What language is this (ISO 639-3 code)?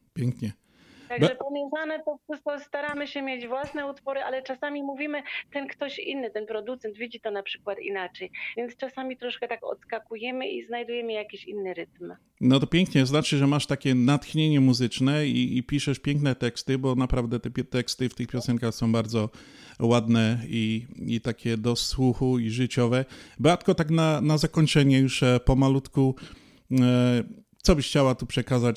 pol